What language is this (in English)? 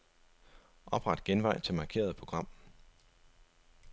Danish